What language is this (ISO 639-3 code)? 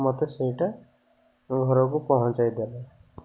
ori